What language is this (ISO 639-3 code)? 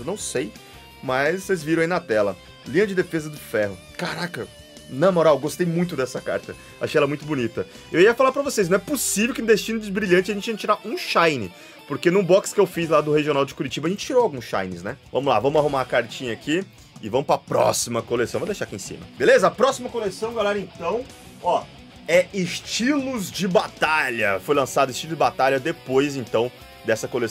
por